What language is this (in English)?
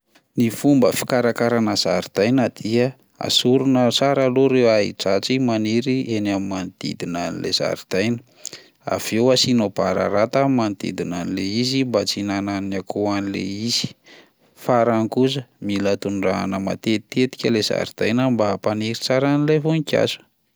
Malagasy